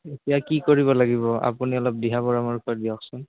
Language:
Assamese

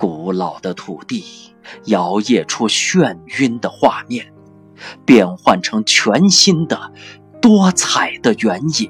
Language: Chinese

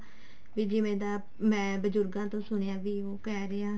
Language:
Punjabi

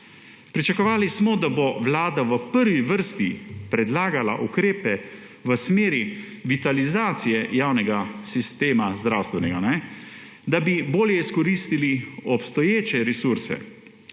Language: Slovenian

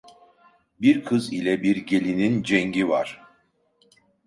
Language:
Turkish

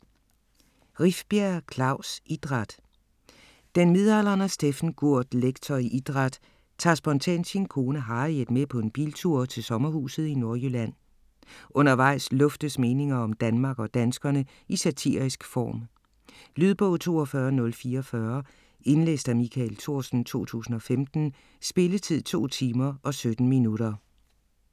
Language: Danish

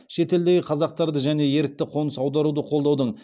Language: Kazakh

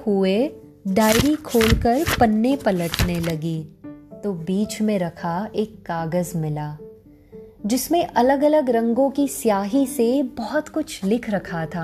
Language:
Hindi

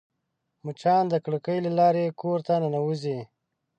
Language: Pashto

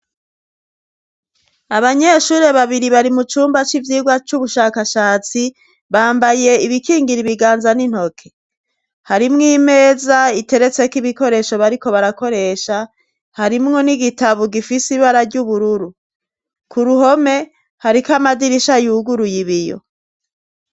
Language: Rundi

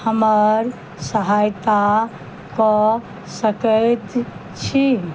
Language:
Maithili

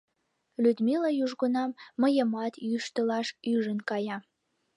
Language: Mari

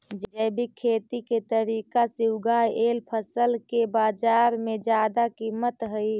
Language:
Magahi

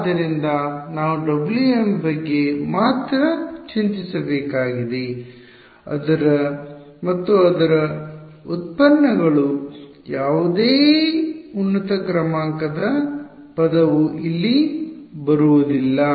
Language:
Kannada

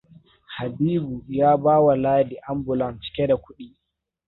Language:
Hausa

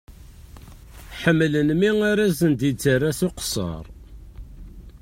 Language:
Kabyle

